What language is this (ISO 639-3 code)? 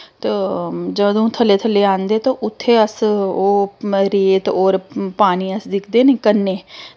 doi